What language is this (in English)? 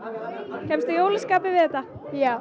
Icelandic